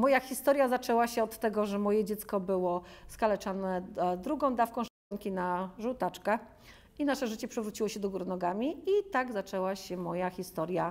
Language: Polish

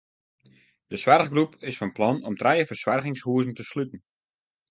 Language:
Western Frisian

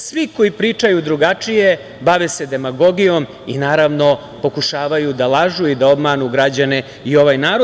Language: Serbian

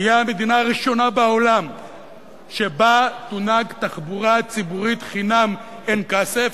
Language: Hebrew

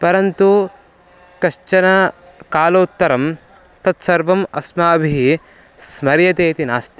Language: Sanskrit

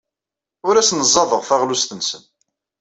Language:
Kabyle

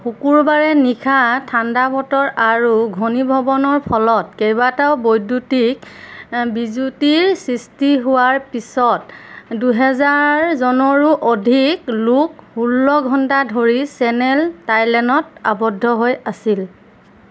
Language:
Assamese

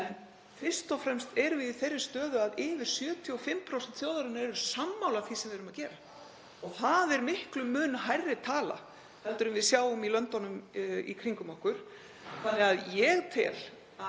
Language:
Icelandic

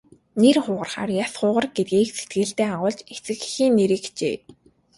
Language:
Mongolian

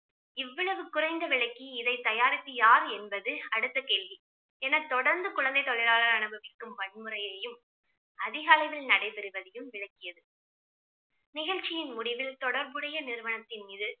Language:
Tamil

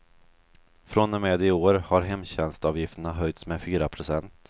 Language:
Swedish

